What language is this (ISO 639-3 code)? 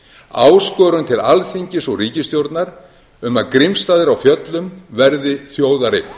isl